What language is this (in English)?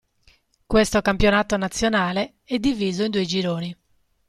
Italian